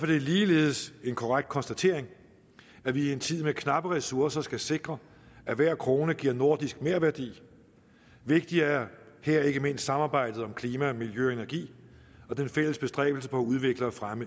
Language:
Danish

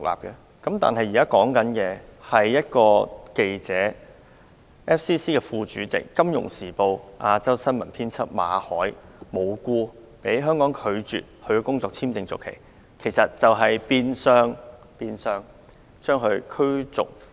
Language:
Cantonese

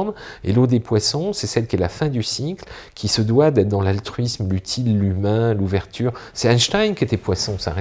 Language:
French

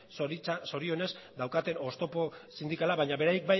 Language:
Basque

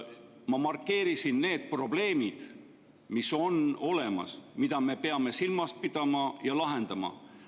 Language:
Estonian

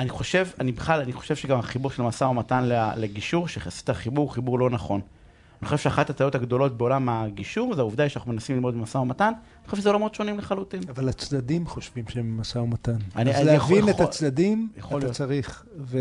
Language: Hebrew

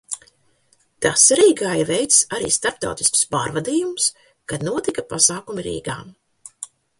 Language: Latvian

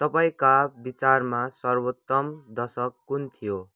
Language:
Nepali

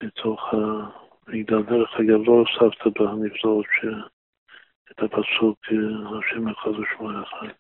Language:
Hebrew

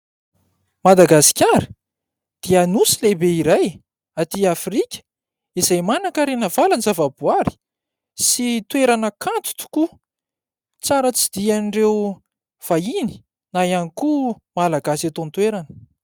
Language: Malagasy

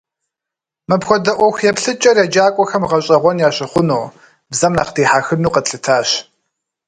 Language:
Kabardian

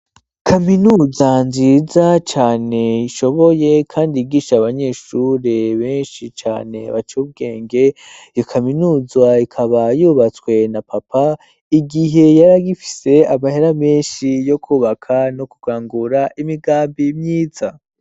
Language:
Rundi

